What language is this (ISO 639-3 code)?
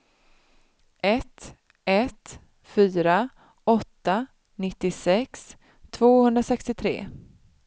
swe